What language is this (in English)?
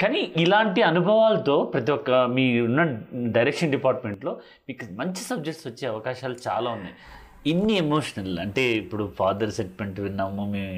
Telugu